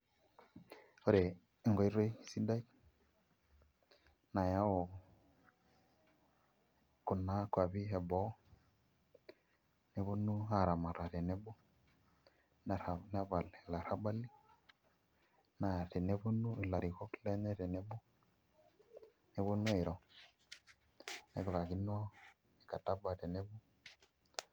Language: Masai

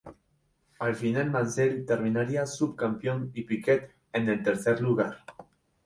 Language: Spanish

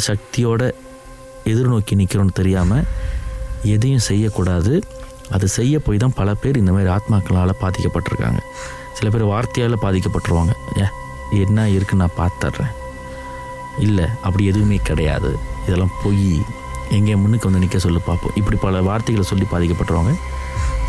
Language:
Tamil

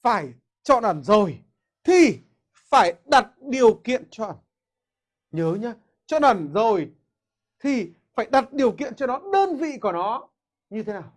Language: Vietnamese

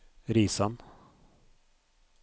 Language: Norwegian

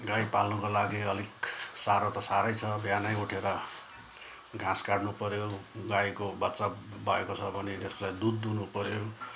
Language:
Nepali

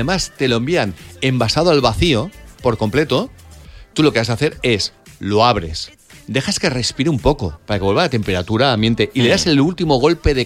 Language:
Spanish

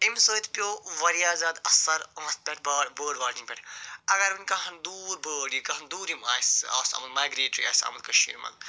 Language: Kashmiri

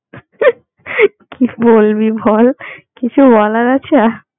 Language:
Bangla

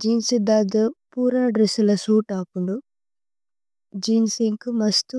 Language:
Tulu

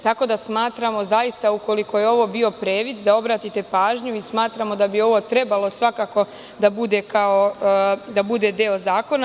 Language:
Serbian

